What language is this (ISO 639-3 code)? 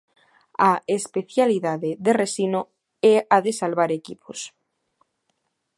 glg